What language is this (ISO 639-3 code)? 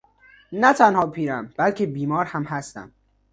fas